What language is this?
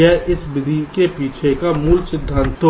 Hindi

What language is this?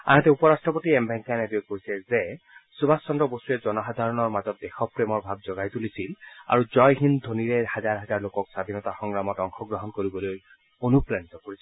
Assamese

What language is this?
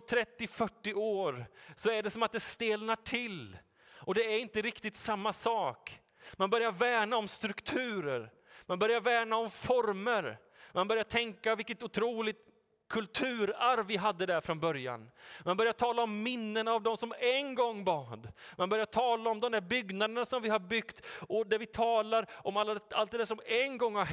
Swedish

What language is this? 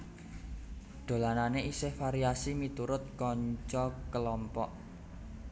Javanese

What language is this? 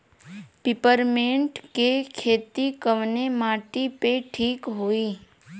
Bhojpuri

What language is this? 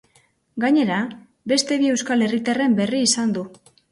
Basque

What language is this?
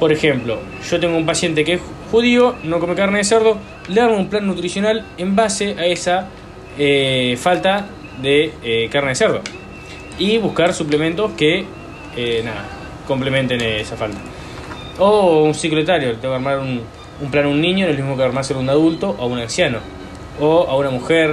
Spanish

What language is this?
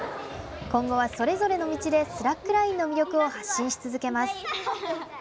Japanese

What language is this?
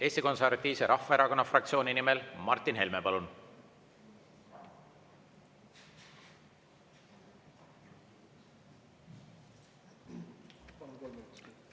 Estonian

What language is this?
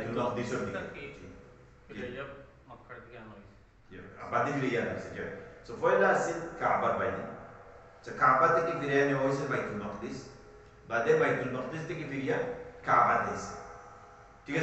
Arabic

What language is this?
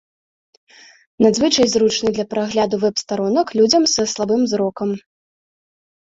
Belarusian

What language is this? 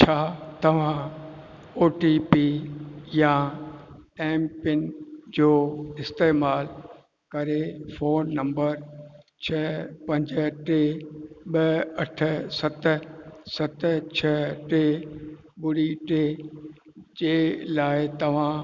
Sindhi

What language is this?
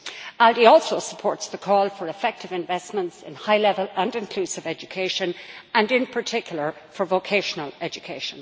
English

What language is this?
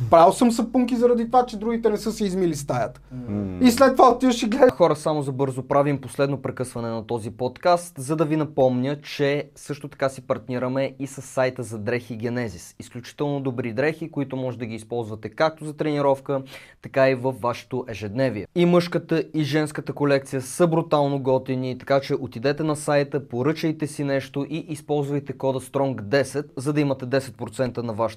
Bulgarian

